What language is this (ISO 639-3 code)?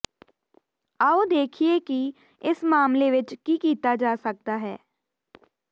pan